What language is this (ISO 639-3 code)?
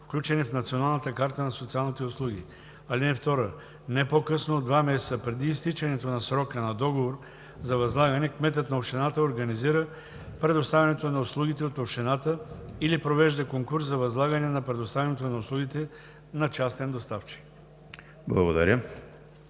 bul